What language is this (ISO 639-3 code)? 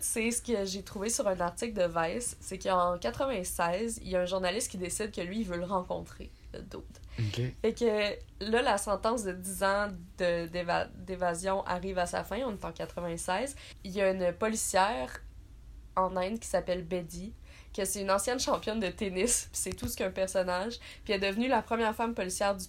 fra